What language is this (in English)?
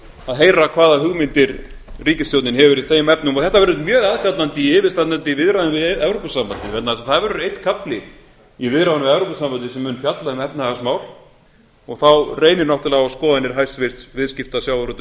Icelandic